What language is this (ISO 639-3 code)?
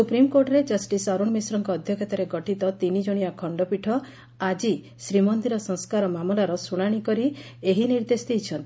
ori